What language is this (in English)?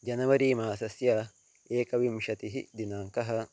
Sanskrit